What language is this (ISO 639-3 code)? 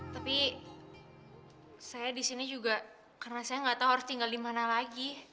ind